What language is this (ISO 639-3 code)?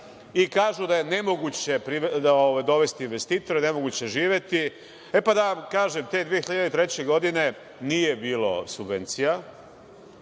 srp